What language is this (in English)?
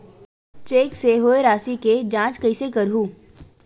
Chhattisgarhi